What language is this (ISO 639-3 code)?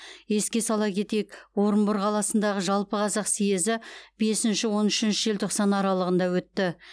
kaz